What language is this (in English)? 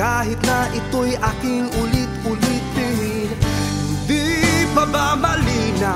Indonesian